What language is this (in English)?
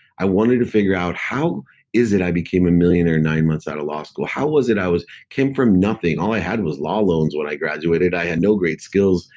English